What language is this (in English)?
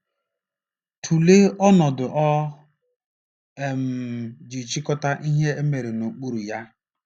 Igbo